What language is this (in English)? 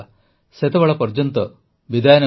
Odia